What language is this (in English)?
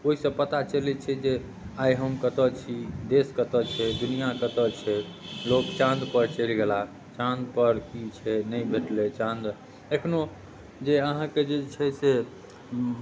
Maithili